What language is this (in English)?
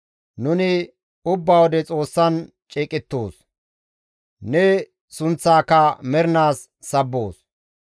Gamo